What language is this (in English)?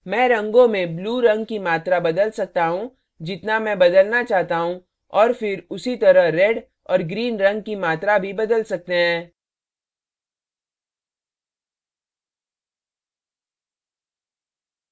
Hindi